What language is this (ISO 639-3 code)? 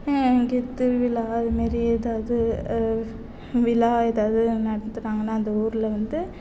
tam